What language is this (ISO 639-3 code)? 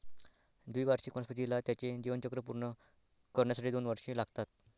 mar